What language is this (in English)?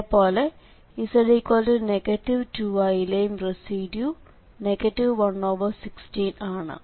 Malayalam